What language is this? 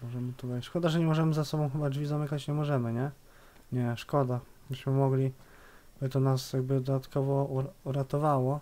Polish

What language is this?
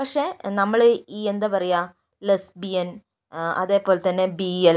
Malayalam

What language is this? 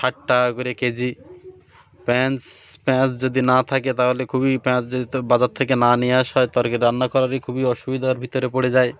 Bangla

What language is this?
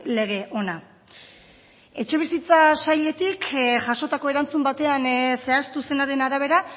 Basque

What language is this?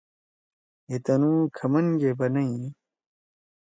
Torwali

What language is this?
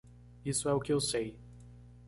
Portuguese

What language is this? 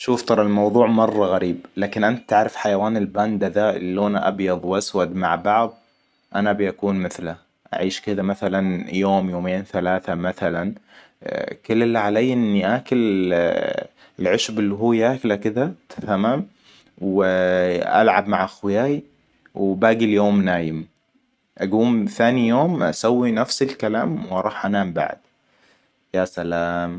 Hijazi Arabic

